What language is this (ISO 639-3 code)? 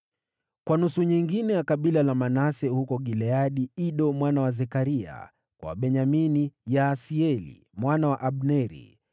swa